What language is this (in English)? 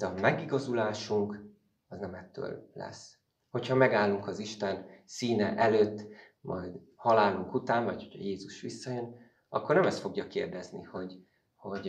Hungarian